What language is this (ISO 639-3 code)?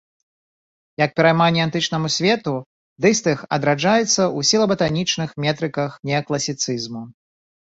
bel